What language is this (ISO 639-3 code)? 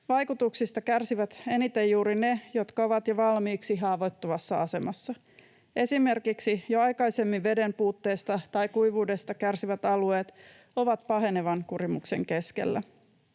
fin